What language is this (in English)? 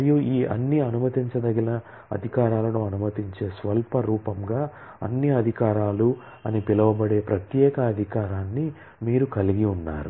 Telugu